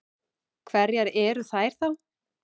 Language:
Icelandic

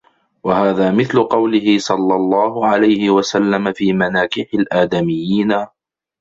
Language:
Arabic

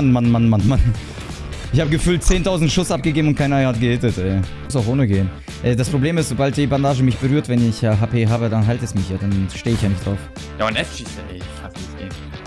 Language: German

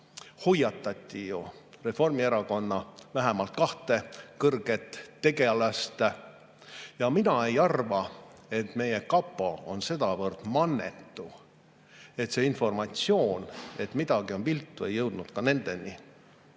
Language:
Estonian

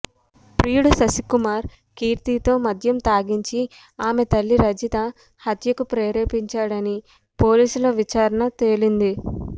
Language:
Telugu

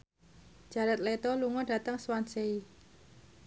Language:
Javanese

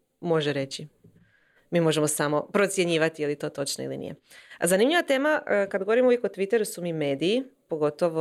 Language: Croatian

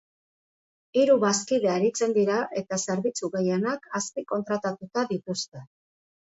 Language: Basque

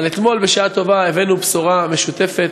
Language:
Hebrew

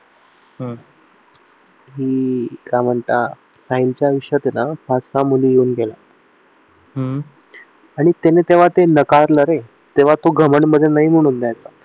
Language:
Marathi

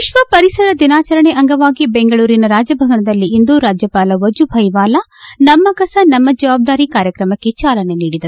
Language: Kannada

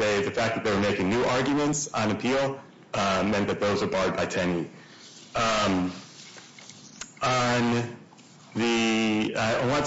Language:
English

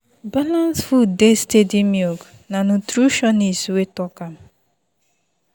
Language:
Nigerian Pidgin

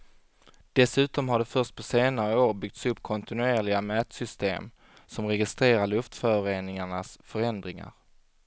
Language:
Swedish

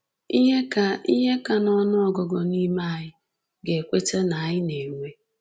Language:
Igbo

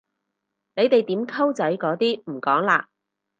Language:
Cantonese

